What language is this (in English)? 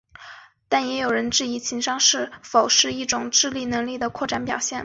Chinese